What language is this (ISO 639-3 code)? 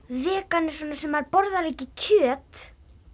isl